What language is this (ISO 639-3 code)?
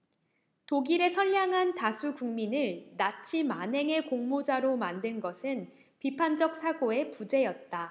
kor